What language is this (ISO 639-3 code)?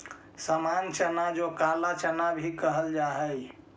mag